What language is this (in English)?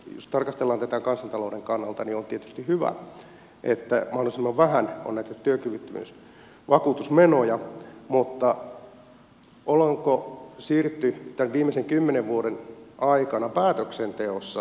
Finnish